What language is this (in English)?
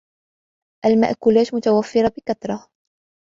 Arabic